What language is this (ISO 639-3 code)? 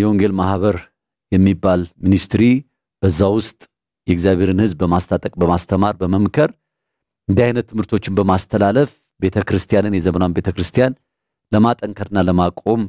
ara